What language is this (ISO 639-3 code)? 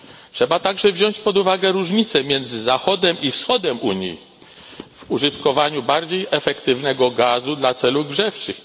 pol